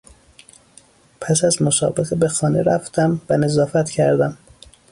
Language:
Persian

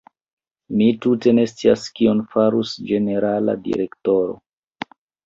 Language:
Esperanto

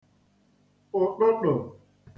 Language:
Igbo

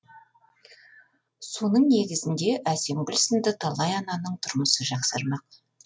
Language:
Kazakh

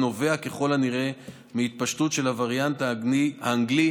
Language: Hebrew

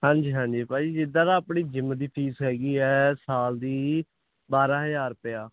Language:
Punjabi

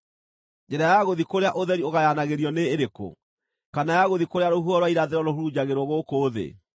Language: Kikuyu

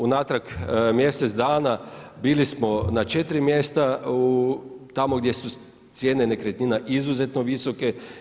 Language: Croatian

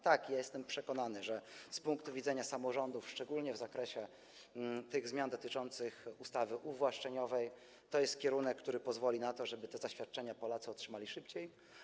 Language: Polish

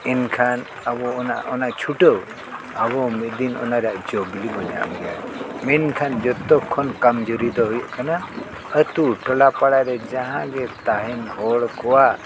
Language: Santali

